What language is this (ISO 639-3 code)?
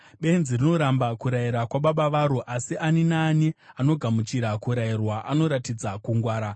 sna